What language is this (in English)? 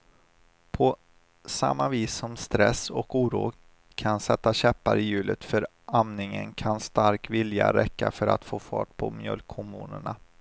Swedish